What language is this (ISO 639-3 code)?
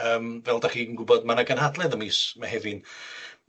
cym